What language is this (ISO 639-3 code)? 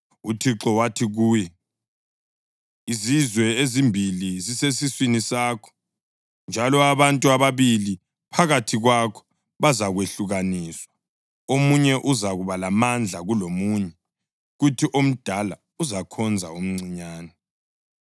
nde